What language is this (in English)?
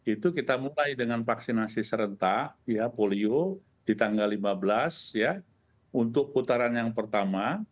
Indonesian